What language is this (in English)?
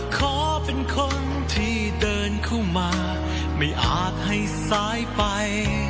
Thai